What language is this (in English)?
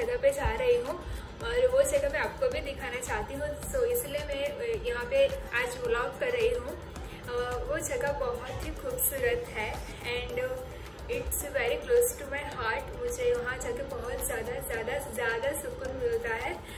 Hindi